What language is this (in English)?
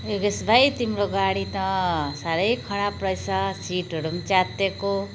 Nepali